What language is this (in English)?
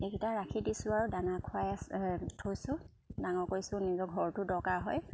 Assamese